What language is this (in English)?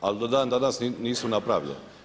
Croatian